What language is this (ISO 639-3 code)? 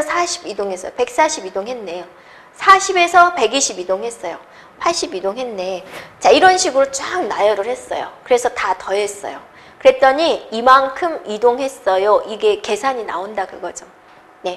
kor